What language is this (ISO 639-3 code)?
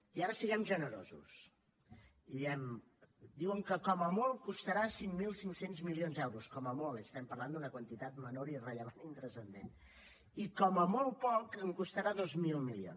cat